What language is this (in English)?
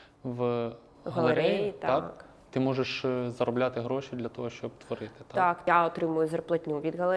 Ukrainian